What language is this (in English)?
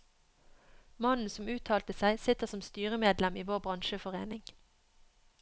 Norwegian